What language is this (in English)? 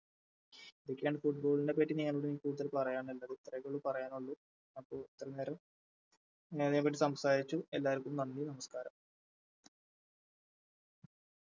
Malayalam